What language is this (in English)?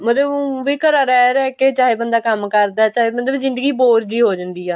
Punjabi